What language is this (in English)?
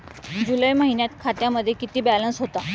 Marathi